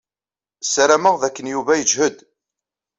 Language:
Kabyle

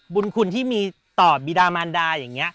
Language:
Thai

